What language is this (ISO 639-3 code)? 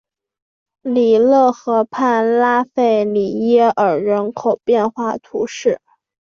zho